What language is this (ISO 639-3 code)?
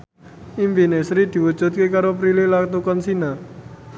jav